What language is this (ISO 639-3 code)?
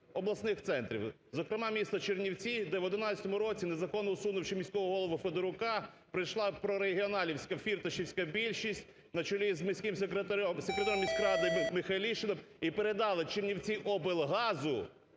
ukr